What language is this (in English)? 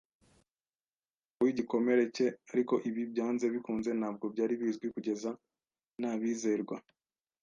Kinyarwanda